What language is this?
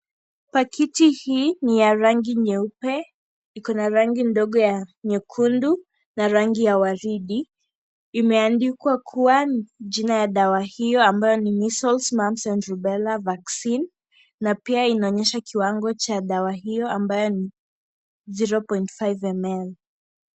Swahili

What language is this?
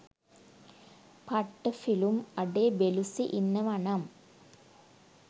Sinhala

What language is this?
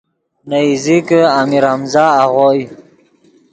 Yidgha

